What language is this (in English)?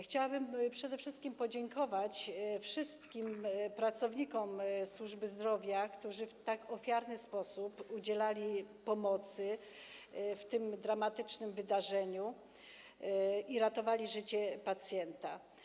Polish